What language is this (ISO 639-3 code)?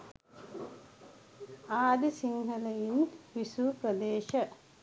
sin